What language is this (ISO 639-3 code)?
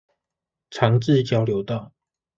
zho